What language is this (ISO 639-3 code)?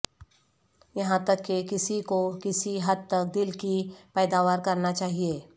urd